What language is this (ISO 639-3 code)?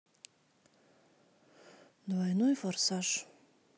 rus